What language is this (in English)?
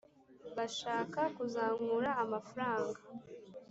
Kinyarwanda